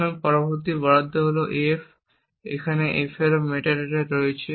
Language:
Bangla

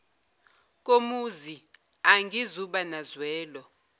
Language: Zulu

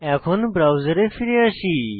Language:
Bangla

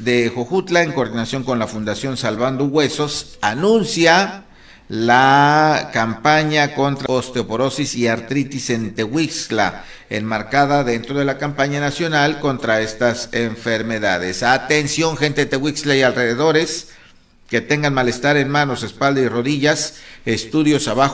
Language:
Spanish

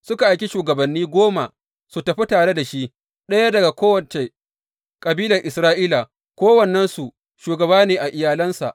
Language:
Hausa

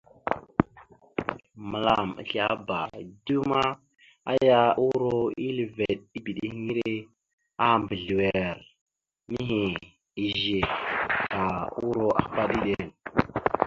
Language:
Mada (Cameroon)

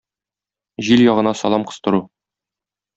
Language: Tatar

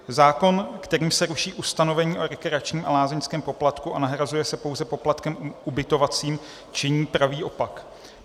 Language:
Czech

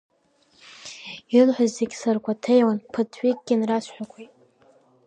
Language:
Abkhazian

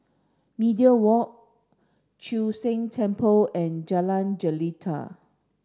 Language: English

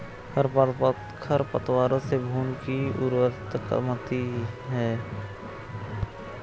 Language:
Hindi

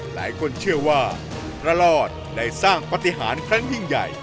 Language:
Thai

